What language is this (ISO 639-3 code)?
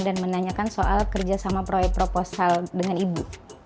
ind